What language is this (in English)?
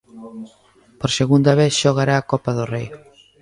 Galician